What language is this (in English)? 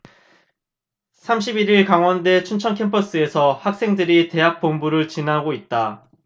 Korean